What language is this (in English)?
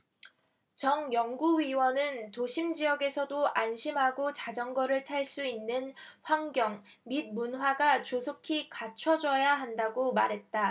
Korean